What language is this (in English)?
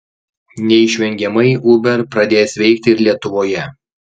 Lithuanian